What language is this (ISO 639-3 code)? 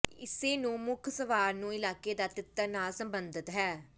pan